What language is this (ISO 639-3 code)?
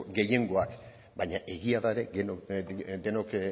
eus